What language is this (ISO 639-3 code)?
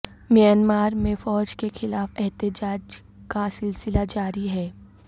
urd